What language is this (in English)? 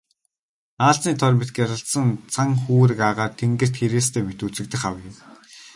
Mongolian